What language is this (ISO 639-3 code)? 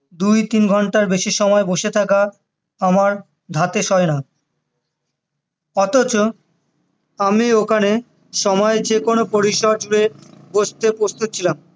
ben